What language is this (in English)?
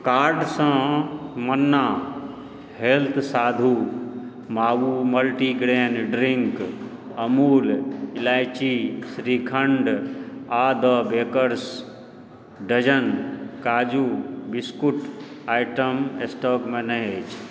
Maithili